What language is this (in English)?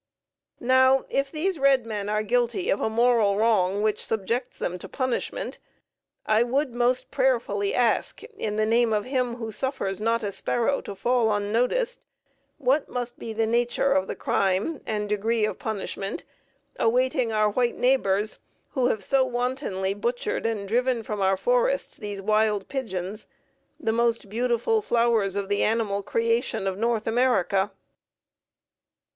English